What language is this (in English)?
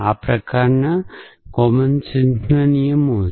Gujarati